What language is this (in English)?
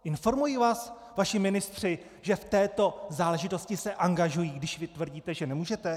Czech